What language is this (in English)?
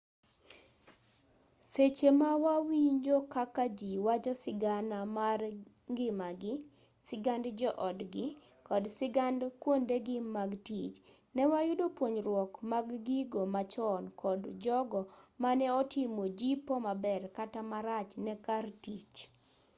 Luo (Kenya and Tanzania)